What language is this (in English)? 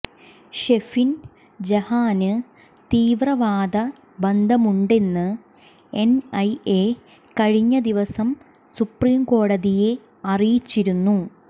Malayalam